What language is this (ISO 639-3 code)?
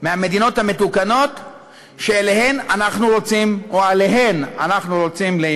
heb